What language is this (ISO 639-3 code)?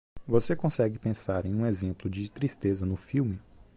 por